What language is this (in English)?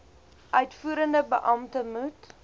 Afrikaans